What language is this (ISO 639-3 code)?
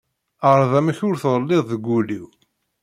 kab